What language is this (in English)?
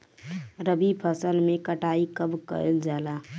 Bhojpuri